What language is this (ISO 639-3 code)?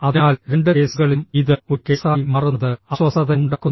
mal